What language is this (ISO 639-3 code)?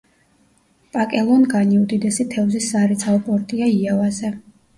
kat